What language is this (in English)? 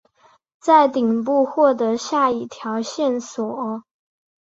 Chinese